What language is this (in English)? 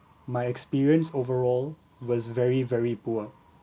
English